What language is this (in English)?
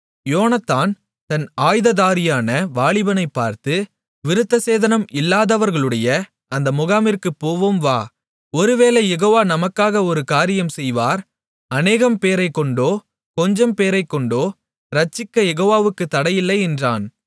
Tamil